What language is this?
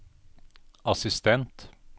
Norwegian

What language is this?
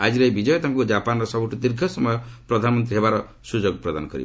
Odia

